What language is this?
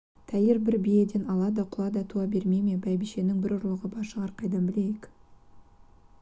Kazakh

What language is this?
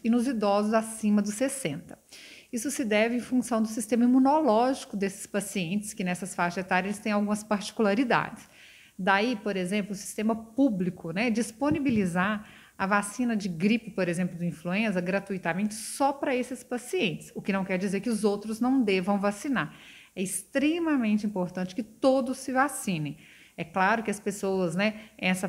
Portuguese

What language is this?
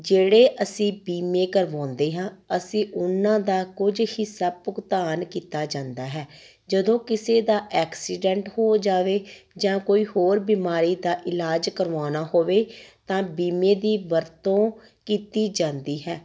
Punjabi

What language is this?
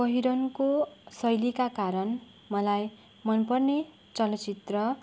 Nepali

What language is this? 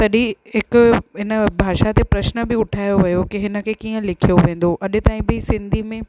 Sindhi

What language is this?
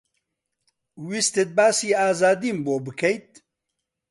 Central Kurdish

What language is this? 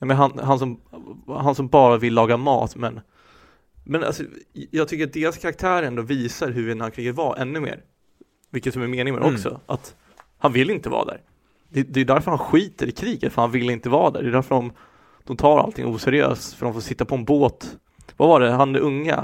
Swedish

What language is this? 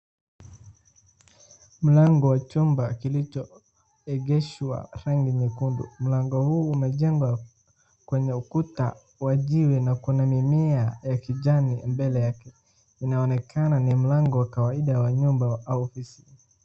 Swahili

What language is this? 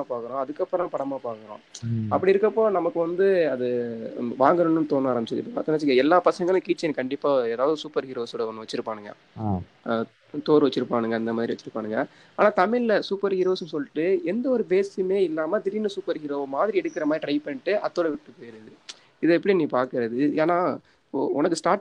Tamil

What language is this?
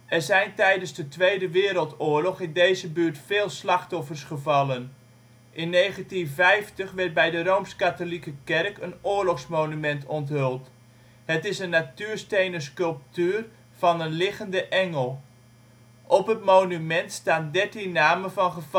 Dutch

